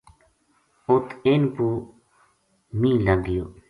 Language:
Gujari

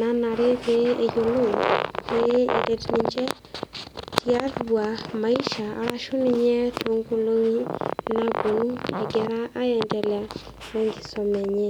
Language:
Masai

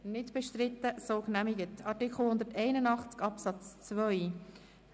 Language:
Swiss German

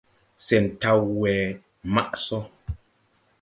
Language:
Tupuri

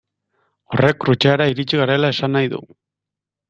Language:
Basque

